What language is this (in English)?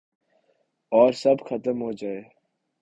Urdu